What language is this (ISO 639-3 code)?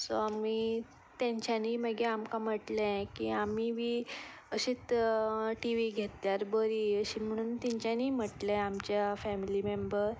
kok